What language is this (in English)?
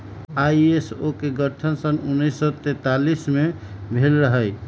Magahi